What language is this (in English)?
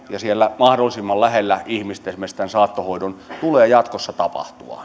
Finnish